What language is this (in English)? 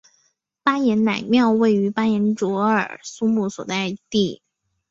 Chinese